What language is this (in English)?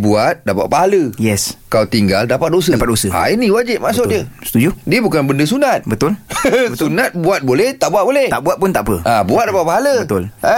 Malay